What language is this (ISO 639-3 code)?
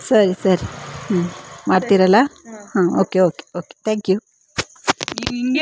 kan